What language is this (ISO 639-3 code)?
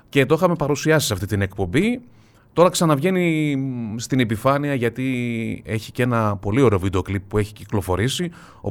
ell